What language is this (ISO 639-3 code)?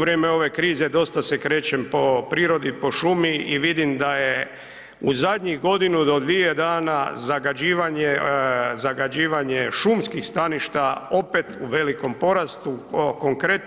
hrv